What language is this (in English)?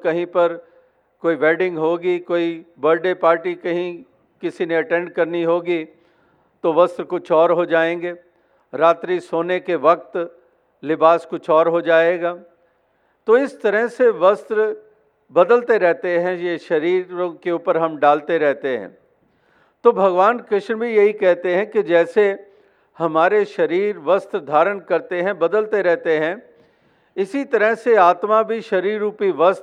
Hindi